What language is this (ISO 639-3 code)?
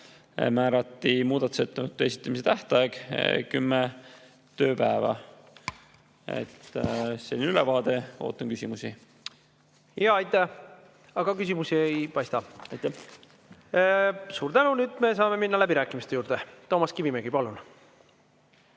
est